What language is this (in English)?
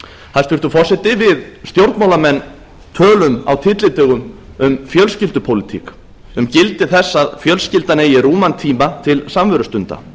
Icelandic